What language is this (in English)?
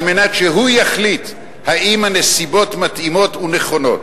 Hebrew